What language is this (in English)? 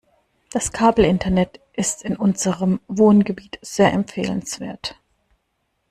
German